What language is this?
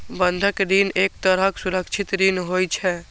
Maithili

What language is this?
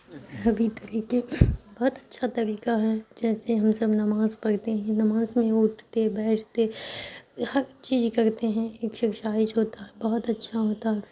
Urdu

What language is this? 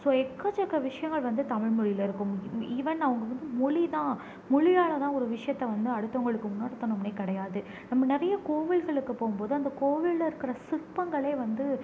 Tamil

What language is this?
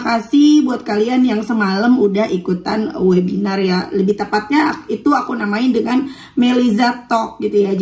Indonesian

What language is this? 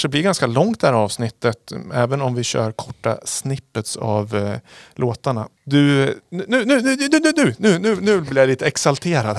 Swedish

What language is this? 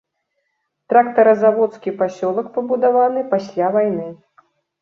Belarusian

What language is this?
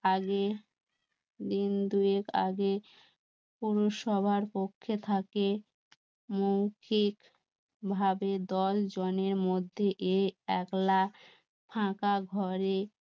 Bangla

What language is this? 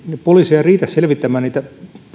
Finnish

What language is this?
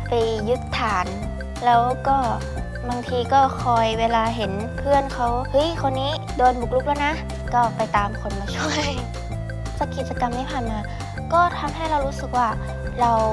Thai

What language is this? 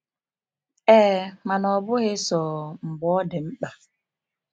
Igbo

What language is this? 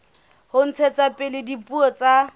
Southern Sotho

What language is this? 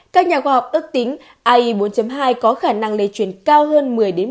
Vietnamese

